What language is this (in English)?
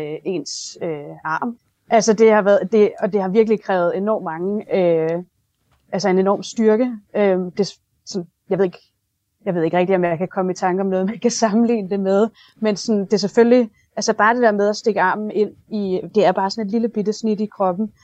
Danish